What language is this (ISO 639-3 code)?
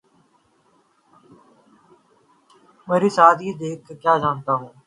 urd